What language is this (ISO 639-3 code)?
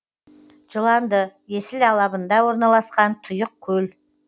kaz